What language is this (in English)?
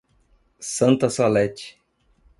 Portuguese